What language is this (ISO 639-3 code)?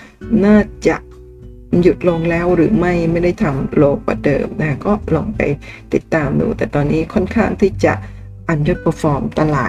tha